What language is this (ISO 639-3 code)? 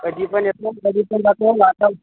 mar